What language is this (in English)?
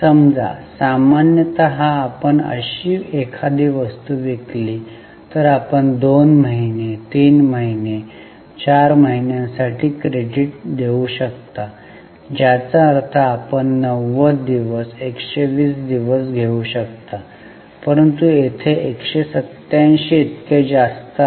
Marathi